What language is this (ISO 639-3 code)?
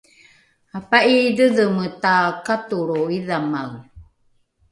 dru